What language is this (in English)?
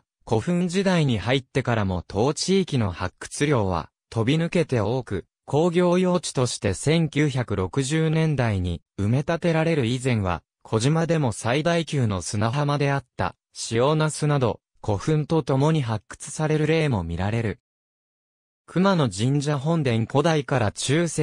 Japanese